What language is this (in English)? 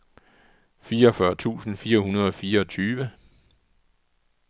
Danish